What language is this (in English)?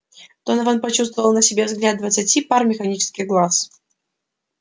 Russian